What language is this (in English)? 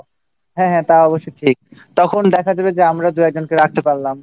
Bangla